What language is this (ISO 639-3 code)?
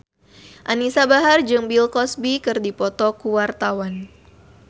sun